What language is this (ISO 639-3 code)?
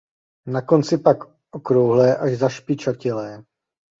ces